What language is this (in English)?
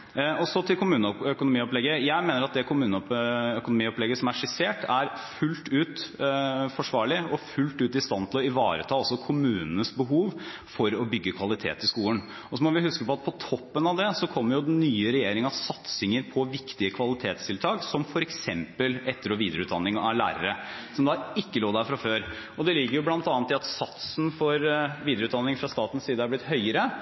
Norwegian Bokmål